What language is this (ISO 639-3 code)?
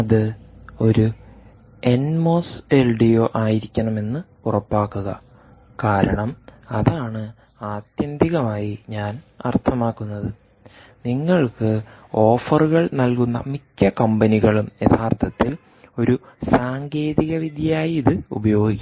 mal